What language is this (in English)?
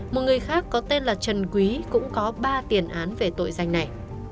Vietnamese